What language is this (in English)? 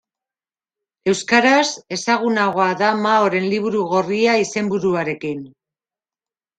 Basque